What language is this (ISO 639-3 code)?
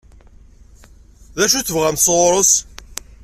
kab